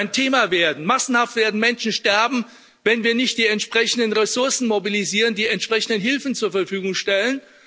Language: German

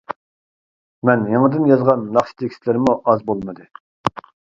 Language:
Uyghur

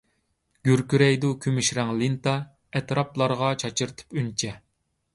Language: Uyghur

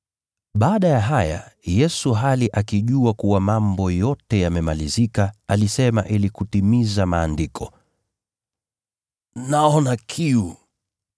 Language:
Swahili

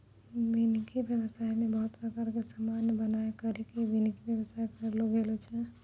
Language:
Maithili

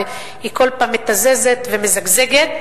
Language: Hebrew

